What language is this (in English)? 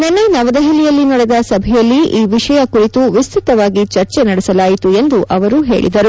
Kannada